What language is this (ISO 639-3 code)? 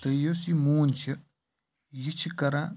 kas